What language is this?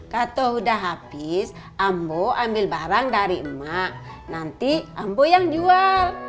Indonesian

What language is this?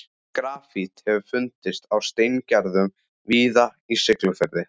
Icelandic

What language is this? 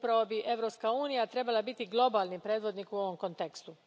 Croatian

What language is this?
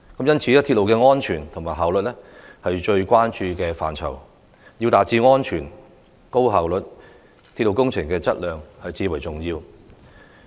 Cantonese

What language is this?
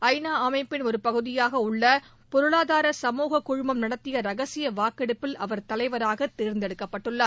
Tamil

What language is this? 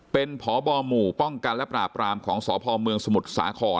Thai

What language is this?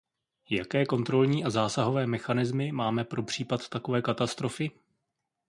Czech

